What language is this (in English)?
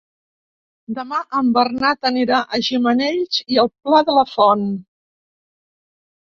Catalan